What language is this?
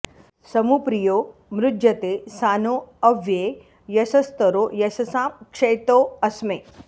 Sanskrit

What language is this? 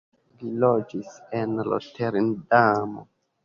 Esperanto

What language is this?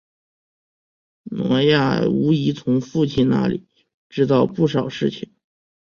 Chinese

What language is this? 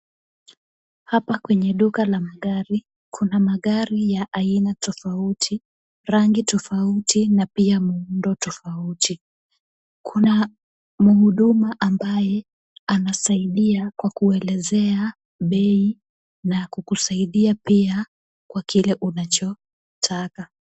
Swahili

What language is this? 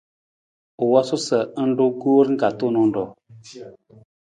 Nawdm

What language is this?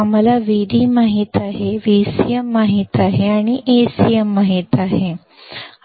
Marathi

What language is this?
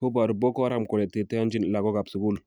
Kalenjin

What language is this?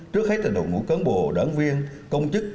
Vietnamese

